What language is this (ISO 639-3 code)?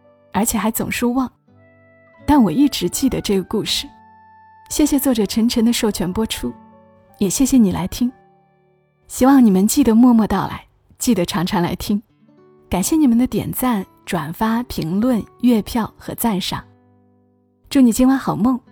zho